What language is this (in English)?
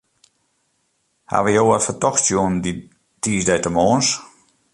Western Frisian